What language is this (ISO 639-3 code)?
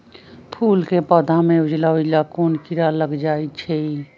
mag